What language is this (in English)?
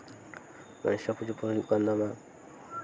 Santali